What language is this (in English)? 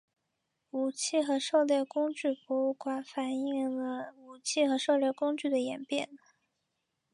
Chinese